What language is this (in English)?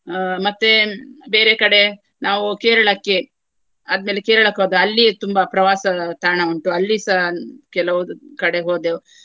Kannada